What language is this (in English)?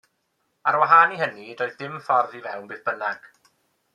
Welsh